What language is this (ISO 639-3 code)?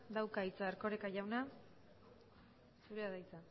eus